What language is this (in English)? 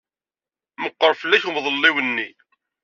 Kabyle